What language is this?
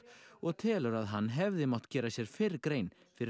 Icelandic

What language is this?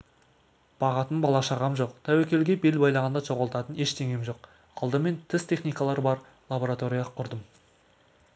Kazakh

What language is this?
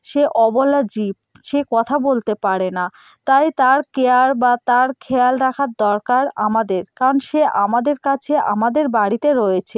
Bangla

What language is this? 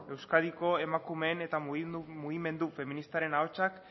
Basque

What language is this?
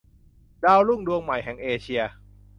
Thai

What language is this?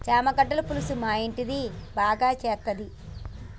Telugu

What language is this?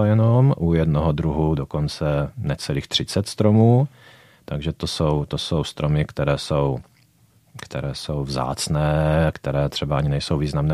Czech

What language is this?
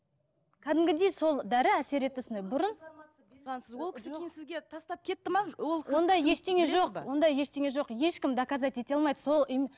Kazakh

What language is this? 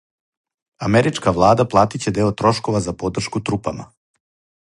Serbian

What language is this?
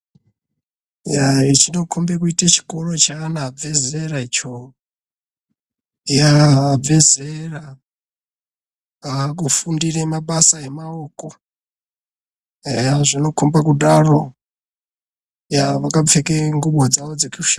Ndau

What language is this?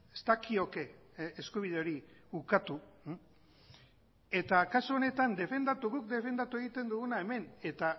Basque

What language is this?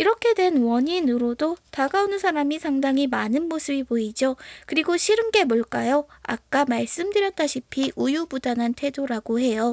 Korean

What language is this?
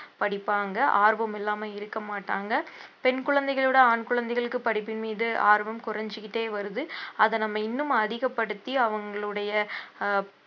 Tamil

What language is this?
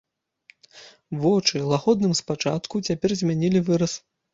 Belarusian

